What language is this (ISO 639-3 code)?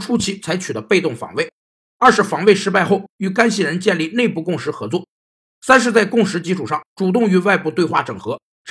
zho